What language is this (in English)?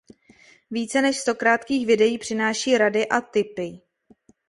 Czech